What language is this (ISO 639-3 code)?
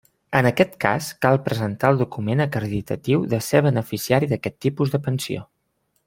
cat